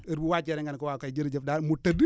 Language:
Wolof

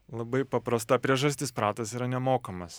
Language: Lithuanian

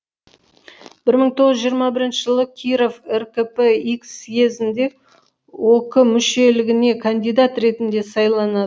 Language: Kazakh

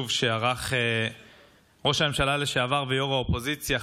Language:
Hebrew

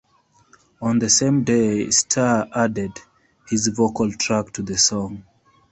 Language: English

